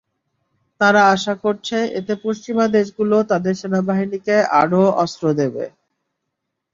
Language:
Bangla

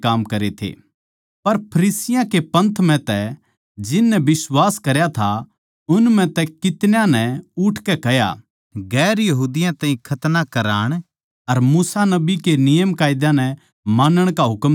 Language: Haryanvi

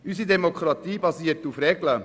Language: Swiss German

